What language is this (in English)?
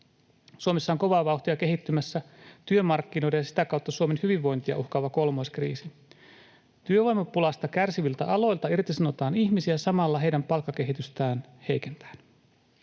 Finnish